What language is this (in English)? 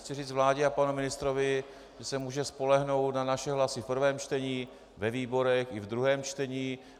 Czech